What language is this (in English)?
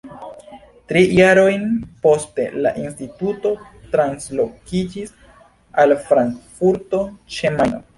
Esperanto